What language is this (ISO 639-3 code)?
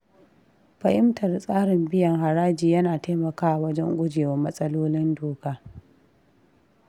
hau